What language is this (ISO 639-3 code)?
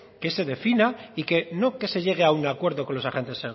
spa